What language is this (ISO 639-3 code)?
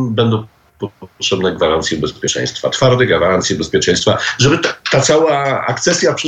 pol